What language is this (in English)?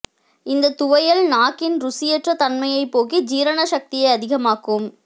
Tamil